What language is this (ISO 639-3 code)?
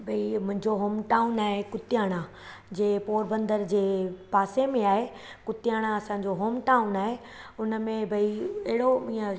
snd